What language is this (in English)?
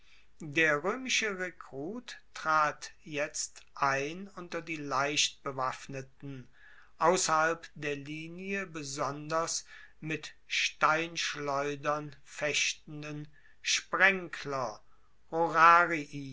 German